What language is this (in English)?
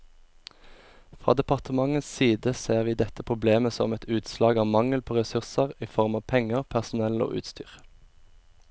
Norwegian